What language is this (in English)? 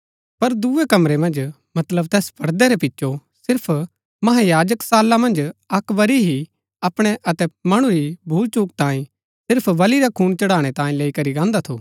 Gaddi